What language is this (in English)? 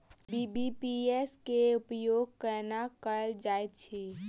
Maithili